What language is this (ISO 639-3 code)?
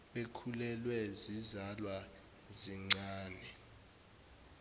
zul